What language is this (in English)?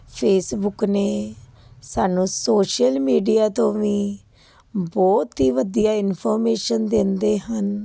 Punjabi